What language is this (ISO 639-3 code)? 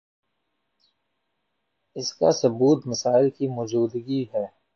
urd